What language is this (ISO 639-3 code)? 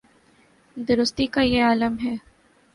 urd